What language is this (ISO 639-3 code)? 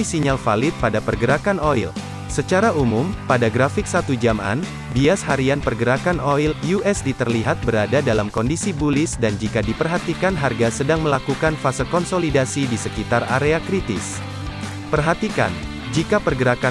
ind